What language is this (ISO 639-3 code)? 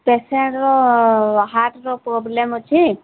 ori